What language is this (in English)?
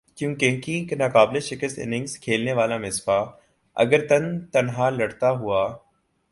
Urdu